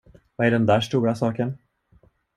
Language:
Swedish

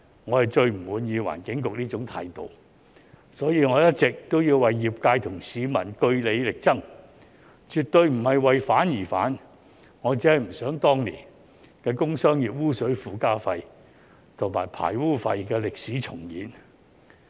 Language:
Cantonese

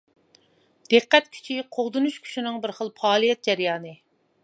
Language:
Uyghur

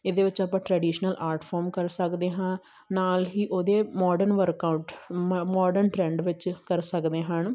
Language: Punjabi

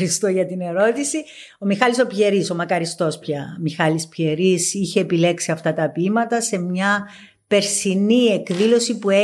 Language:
Greek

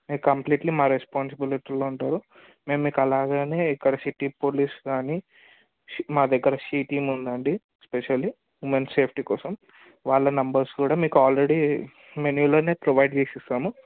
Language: Telugu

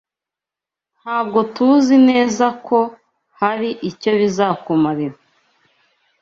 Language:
Kinyarwanda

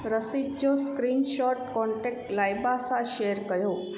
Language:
Sindhi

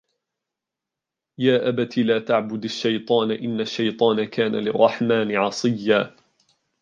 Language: Arabic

